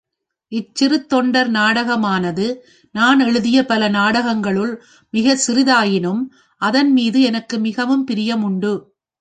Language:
Tamil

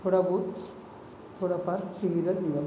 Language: Marathi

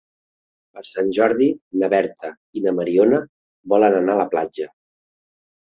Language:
Catalan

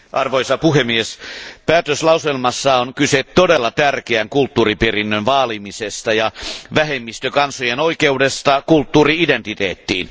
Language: Finnish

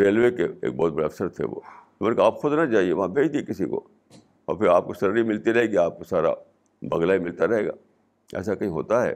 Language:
Urdu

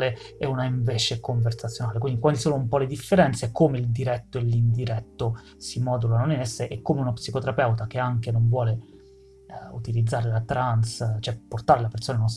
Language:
Italian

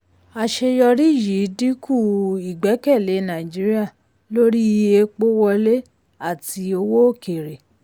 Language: Yoruba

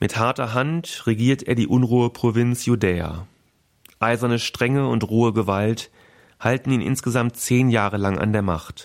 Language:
German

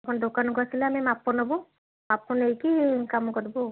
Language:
Odia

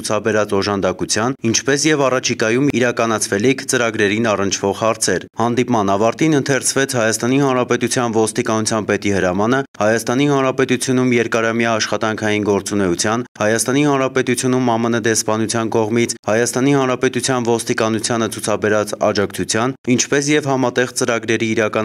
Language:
Romanian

